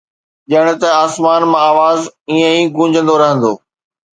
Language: Sindhi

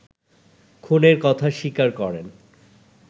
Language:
Bangla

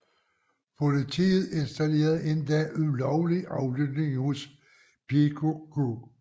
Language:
Danish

